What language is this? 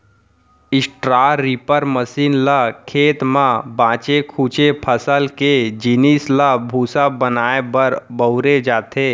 Chhattisgarhi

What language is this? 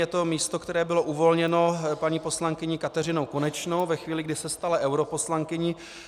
Czech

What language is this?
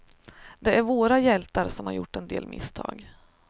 Swedish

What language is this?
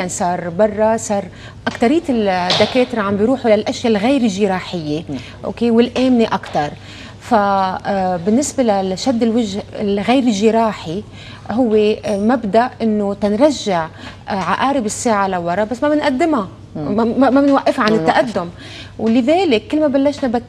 Arabic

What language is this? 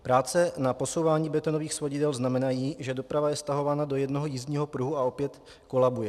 Czech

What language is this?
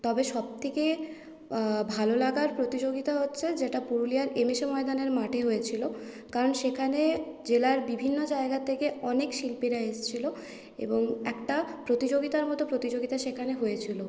Bangla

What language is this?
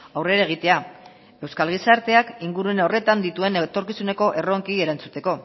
Basque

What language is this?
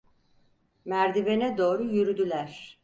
Turkish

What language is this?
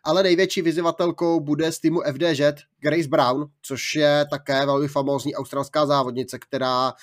Czech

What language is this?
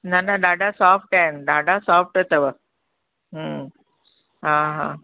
Sindhi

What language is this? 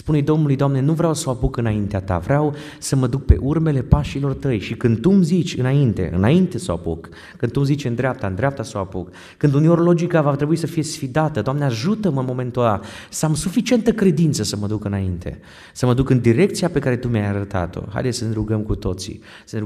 Romanian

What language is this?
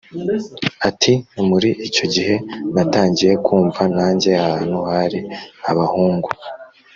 Kinyarwanda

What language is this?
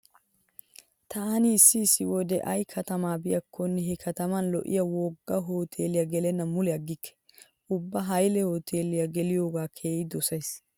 Wolaytta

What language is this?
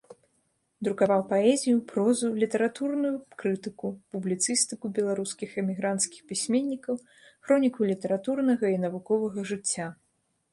Belarusian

